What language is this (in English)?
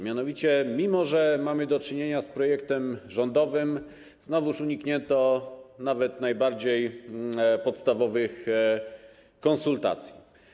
Polish